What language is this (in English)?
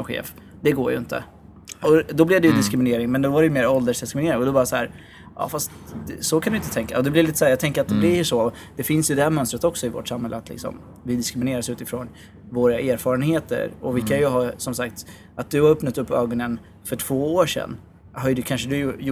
Swedish